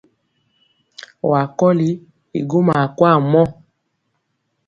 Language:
Mpiemo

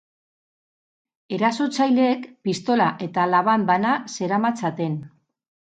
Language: Basque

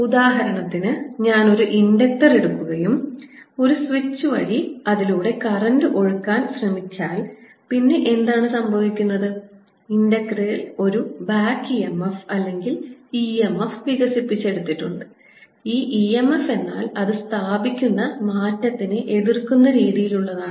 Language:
Malayalam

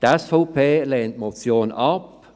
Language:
Swiss German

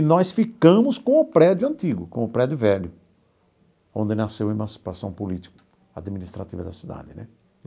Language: Portuguese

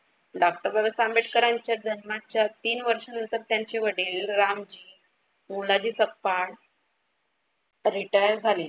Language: Marathi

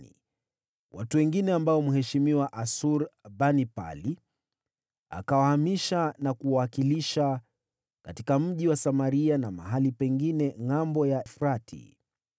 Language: Swahili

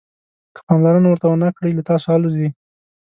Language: Pashto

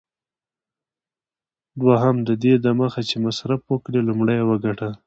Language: Pashto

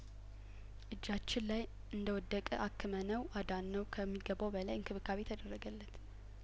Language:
Amharic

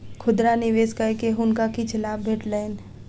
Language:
Maithili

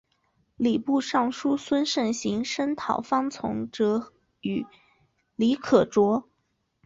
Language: Chinese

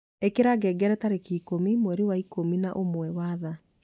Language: Kikuyu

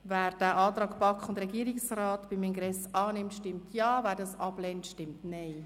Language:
Swiss German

